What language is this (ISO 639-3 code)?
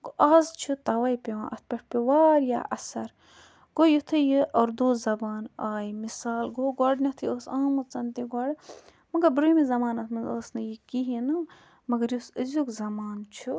kas